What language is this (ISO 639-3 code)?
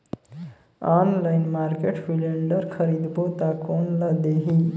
hne